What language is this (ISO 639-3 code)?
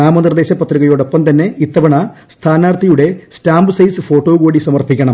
mal